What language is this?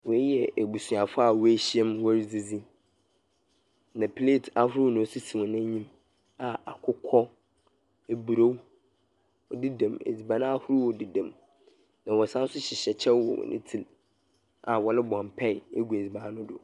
Akan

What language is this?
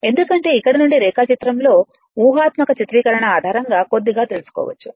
Telugu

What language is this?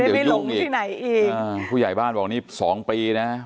Thai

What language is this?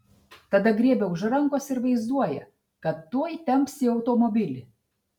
Lithuanian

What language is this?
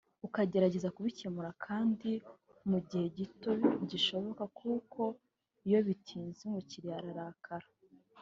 Kinyarwanda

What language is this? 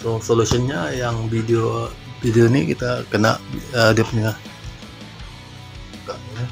Indonesian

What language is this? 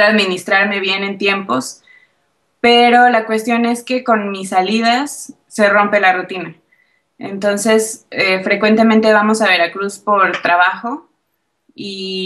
Spanish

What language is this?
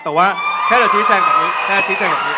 Thai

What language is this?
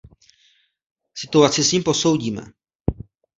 Czech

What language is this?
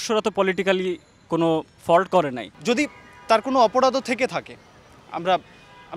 Turkish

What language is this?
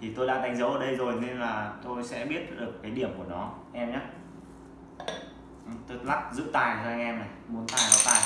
Vietnamese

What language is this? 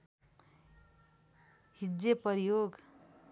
Nepali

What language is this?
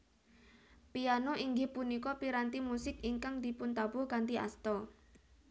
Javanese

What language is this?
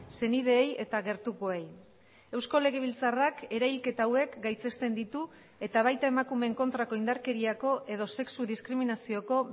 Basque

